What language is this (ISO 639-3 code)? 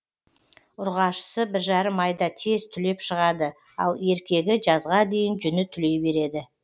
kaz